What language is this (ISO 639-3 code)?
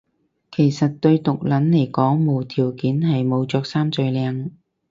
yue